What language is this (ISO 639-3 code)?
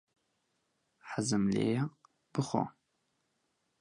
ckb